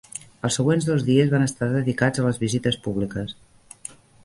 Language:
Catalan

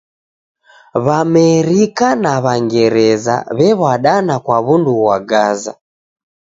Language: Taita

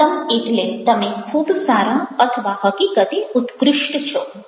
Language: Gujarati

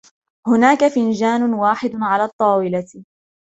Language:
Arabic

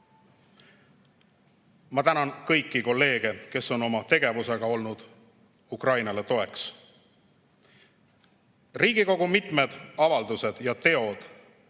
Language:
Estonian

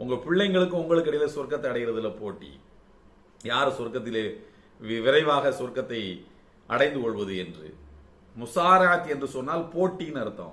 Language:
Indonesian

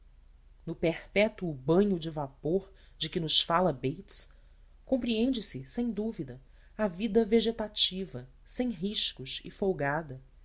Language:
Portuguese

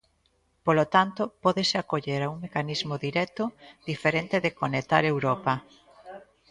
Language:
Galician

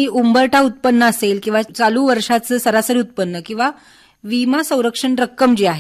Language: Romanian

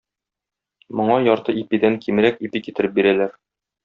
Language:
Tatar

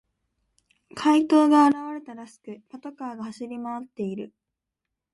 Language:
Japanese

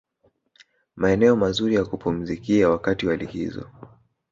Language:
Swahili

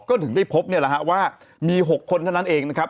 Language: Thai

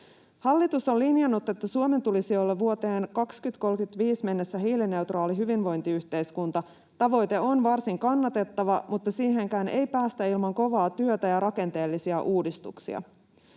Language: Finnish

